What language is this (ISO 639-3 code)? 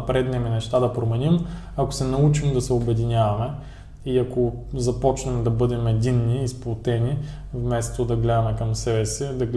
bul